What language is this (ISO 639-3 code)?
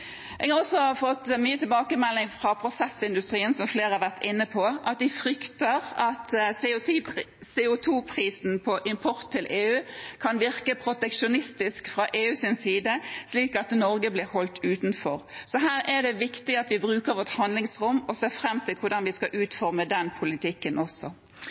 nob